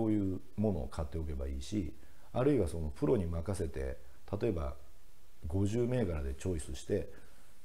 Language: Japanese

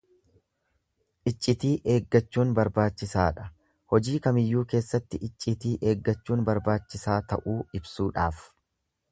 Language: Oromo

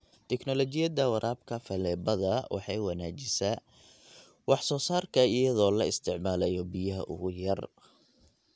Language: Somali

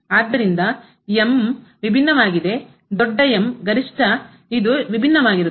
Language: Kannada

